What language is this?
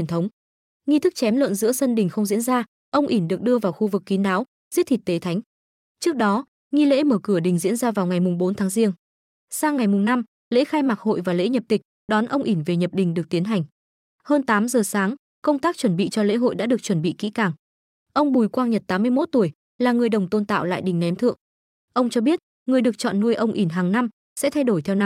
Vietnamese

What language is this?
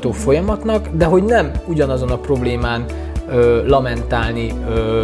Hungarian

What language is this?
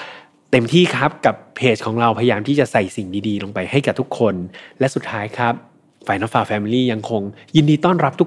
Thai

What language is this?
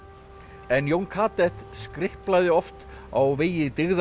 Icelandic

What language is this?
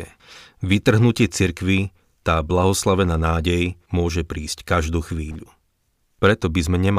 Slovak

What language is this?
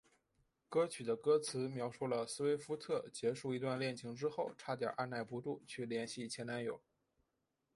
Chinese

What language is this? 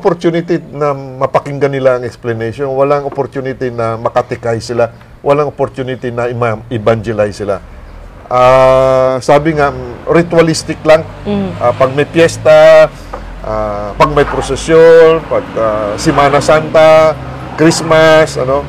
Filipino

